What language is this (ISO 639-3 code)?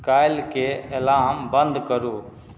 mai